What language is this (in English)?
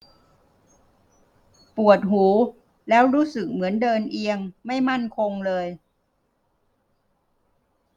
Thai